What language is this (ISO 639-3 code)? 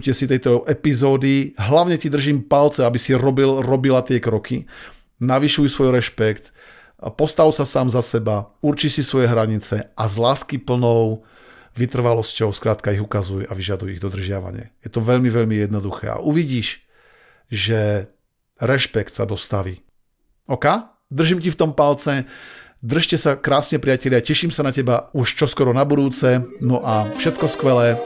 slk